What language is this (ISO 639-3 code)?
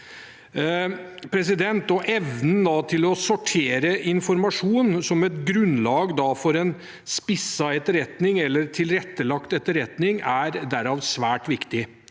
nor